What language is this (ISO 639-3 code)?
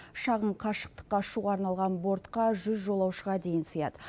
kaz